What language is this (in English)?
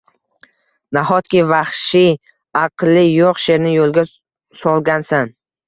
Uzbek